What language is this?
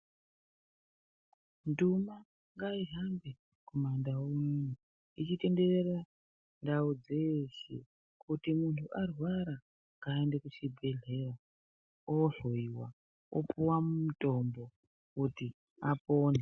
Ndau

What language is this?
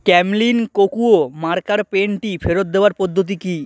Bangla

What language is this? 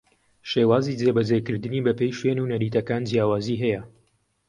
Central Kurdish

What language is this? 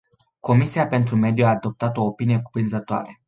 Romanian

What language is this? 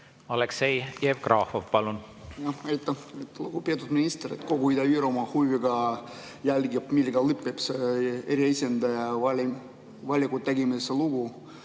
Estonian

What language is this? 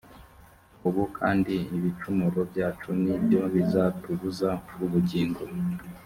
Kinyarwanda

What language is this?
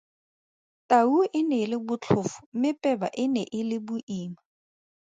Tswana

